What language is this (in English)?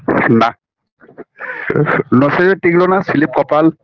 Bangla